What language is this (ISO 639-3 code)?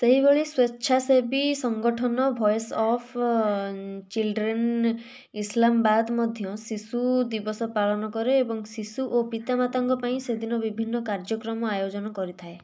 ori